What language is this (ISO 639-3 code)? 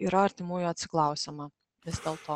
lit